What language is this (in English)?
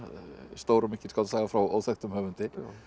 Icelandic